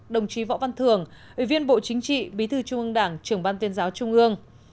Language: Vietnamese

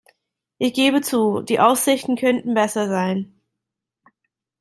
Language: German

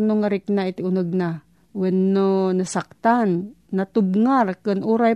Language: Filipino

